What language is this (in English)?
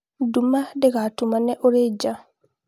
Kikuyu